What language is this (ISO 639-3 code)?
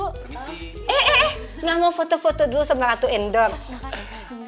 ind